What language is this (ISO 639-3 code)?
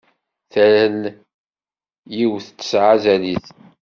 kab